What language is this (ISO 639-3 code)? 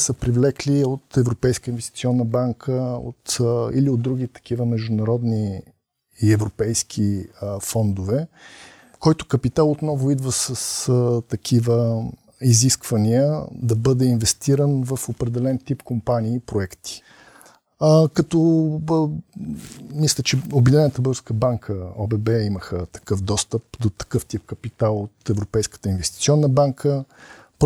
bul